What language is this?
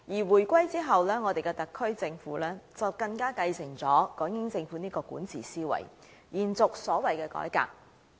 Cantonese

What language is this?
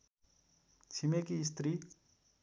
Nepali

